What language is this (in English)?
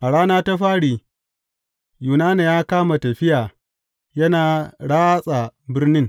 Hausa